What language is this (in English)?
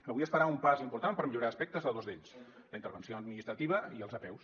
Catalan